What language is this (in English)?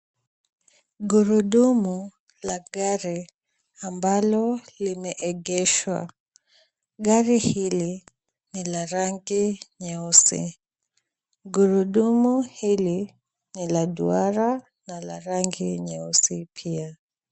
Swahili